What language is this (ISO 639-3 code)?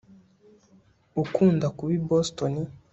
kin